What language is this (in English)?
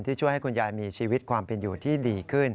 Thai